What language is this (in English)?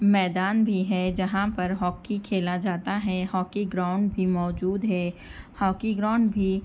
Urdu